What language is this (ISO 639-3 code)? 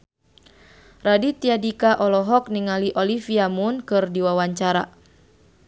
sun